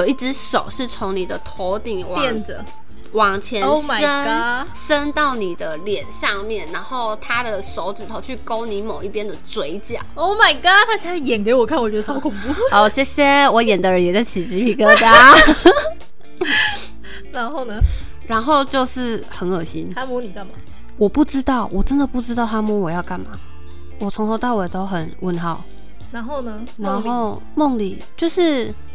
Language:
Chinese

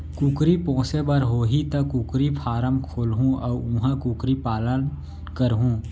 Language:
Chhattisgarhi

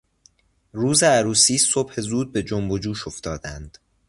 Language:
Persian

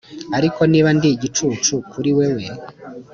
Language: Kinyarwanda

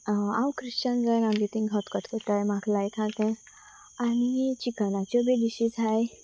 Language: Konkani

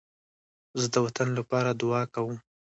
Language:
Pashto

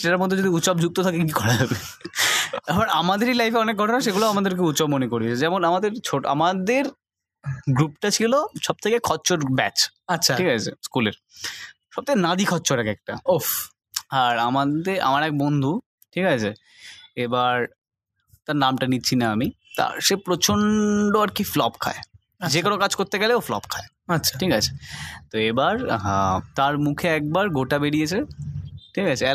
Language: Bangla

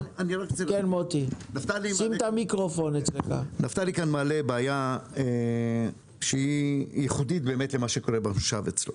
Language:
Hebrew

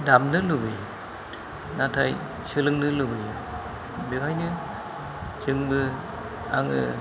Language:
Bodo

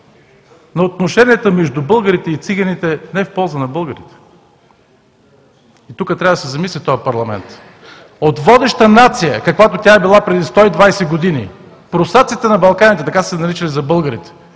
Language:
Bulgarian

